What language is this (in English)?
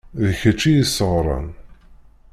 Kabyle